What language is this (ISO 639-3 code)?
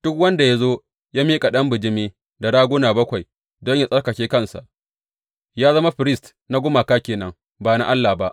hau